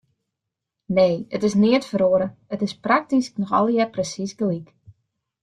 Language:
Western Frisian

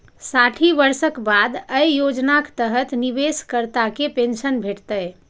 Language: Maithili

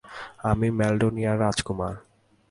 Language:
Bangla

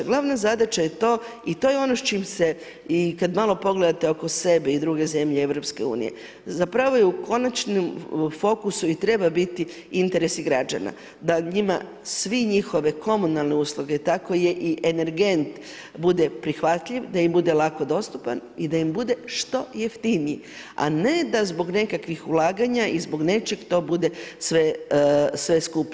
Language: Croatian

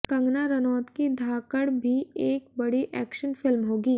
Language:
Hindi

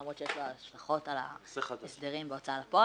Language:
Hebrew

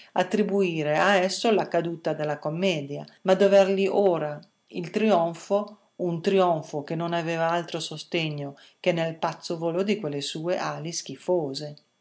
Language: Italian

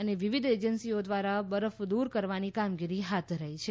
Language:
Gujarati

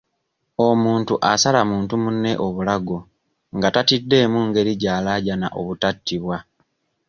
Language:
Ganda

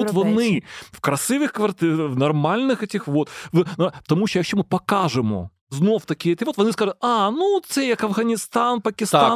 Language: Ukrainian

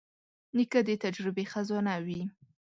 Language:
Pashto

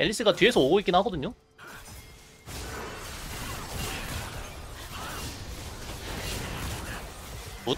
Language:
Korean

